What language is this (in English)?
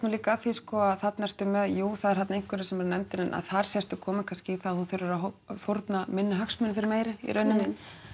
Icelandic